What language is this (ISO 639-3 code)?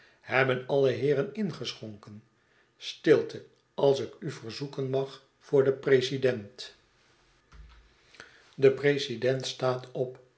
nld